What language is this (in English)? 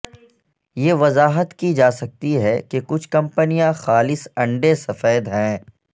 Urdu